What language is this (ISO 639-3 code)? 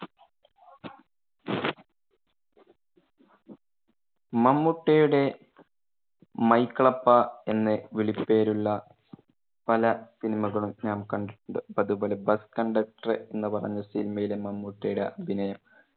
mal